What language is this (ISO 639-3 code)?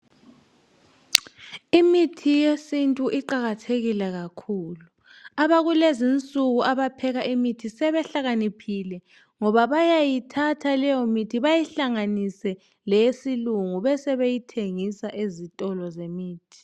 nde